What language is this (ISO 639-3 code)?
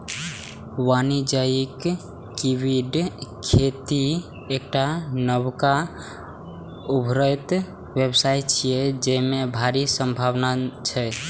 mai